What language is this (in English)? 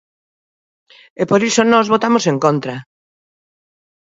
Galician